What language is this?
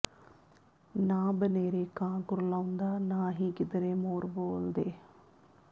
Punjabi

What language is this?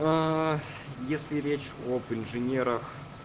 Russian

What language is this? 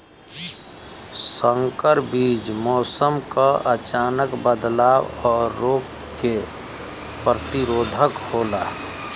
Bhojpuri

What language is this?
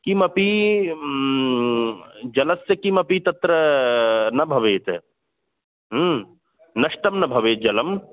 Sanskrit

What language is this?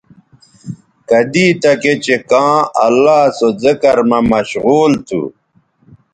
Bateri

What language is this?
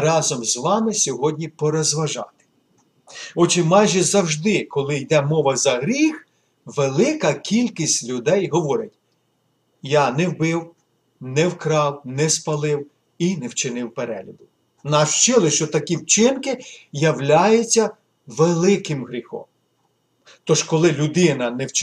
Ukrainian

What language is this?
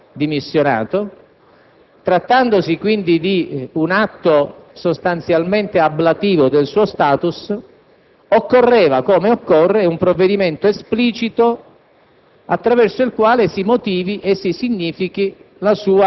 Italian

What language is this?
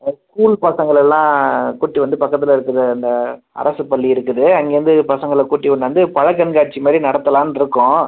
Tamil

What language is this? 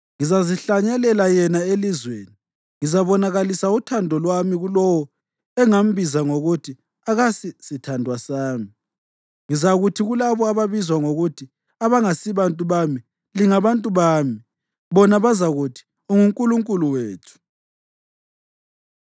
North Ndebele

